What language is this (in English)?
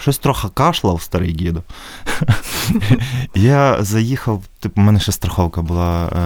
Ukrainian